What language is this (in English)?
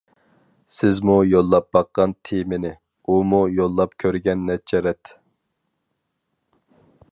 Uyghur